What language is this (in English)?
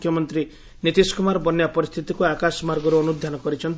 Odia